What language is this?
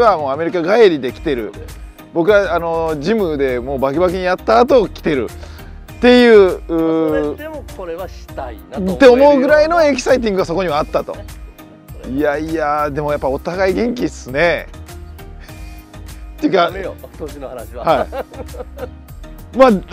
Japanese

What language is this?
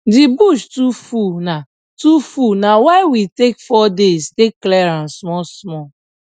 Nigerian Pidgin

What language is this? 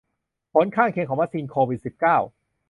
Thai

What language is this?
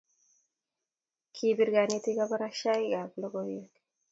Kalenjin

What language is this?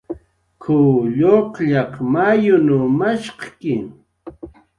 Jaqaru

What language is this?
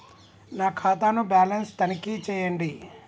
Telugu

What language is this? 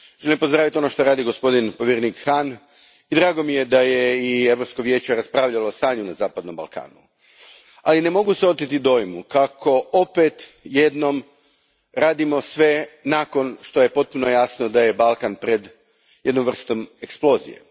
Croatian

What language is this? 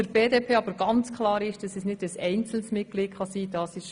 Swiss German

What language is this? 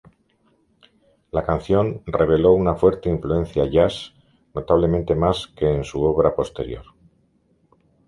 Spanish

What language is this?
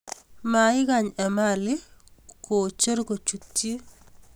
Kalenjin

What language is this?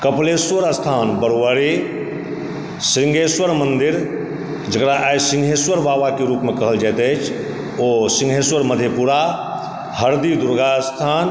Maithili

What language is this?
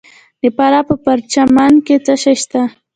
Pashto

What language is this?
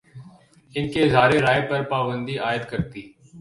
Urdu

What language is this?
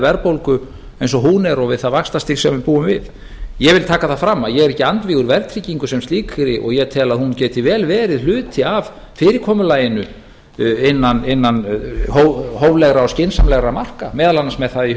Icelandic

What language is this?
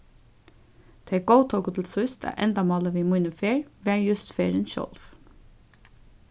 Faroese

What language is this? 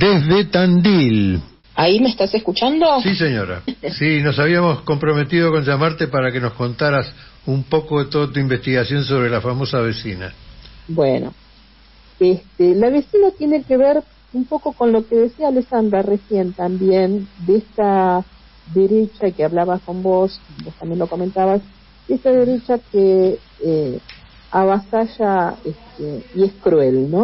Spanish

